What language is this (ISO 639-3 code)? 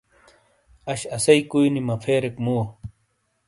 scl